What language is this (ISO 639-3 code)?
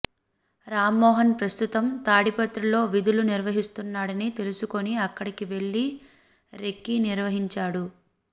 tel